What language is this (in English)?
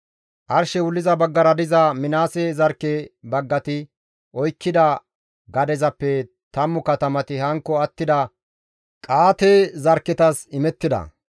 Gamo